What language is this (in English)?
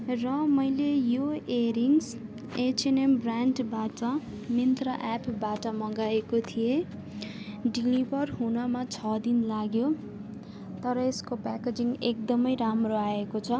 Nepali